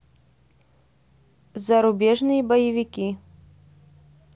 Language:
Russian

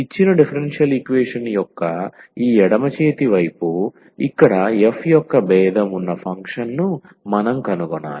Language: Telugu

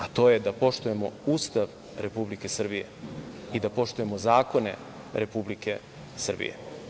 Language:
Serbian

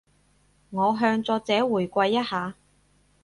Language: Cantonese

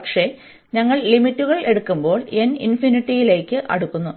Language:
Malayalam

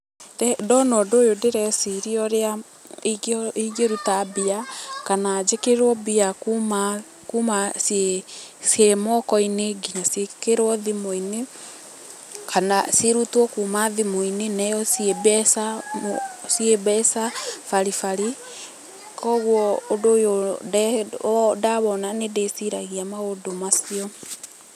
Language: Kikuyu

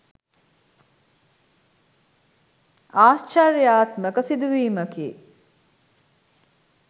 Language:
Sinhala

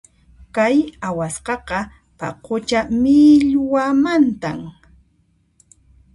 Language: Puno Quechua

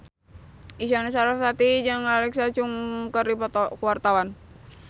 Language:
Sundanese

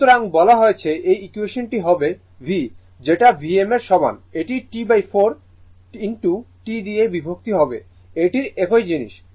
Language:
Bangla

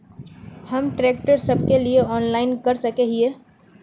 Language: Magahi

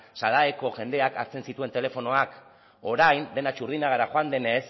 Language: Basque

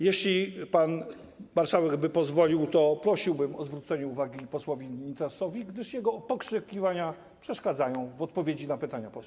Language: Polish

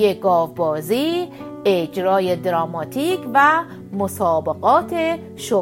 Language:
Persian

